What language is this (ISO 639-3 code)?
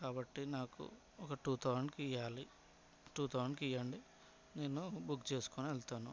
tel